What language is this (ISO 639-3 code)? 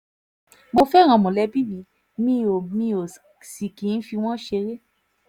yor